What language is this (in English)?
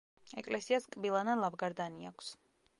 Georgian